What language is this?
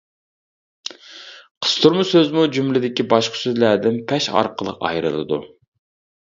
Uyghur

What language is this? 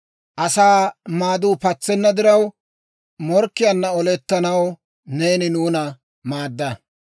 Dawro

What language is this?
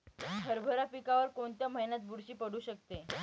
Marathi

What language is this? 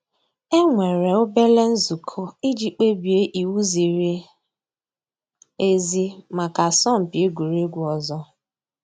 Igbo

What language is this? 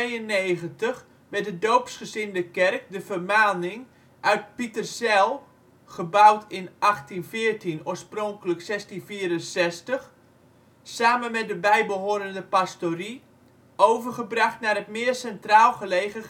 Dutch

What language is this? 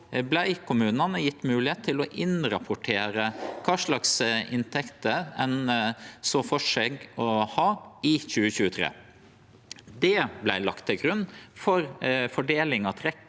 Norwegian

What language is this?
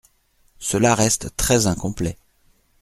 French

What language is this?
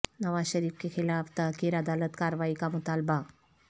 Urdu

